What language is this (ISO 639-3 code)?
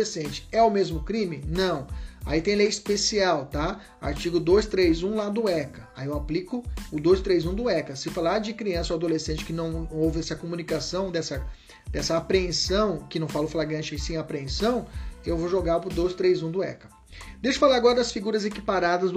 por